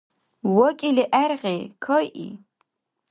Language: Dargwa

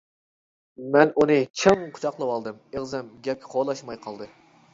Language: Uyghur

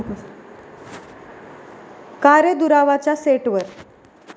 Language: Marathi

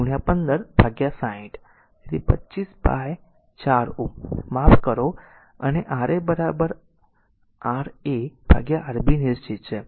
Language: Gujarati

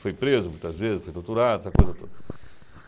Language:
Portuguese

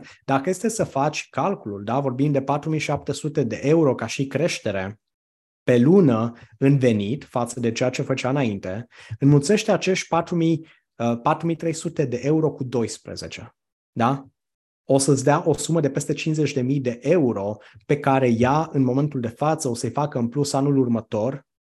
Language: Romanian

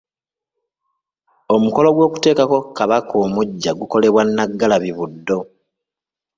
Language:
Ganda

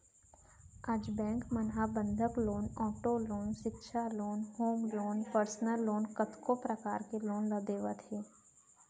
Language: Chhattisgarhi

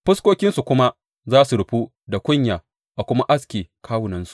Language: Hausa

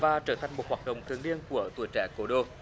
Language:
Vietnamese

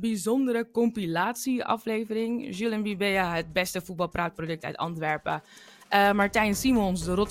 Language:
Dutch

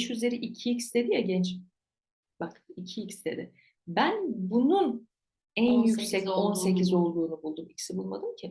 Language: Turkish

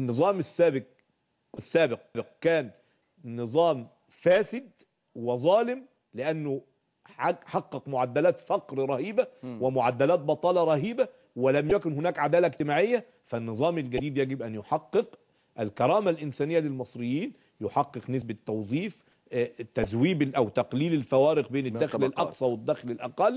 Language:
Arabic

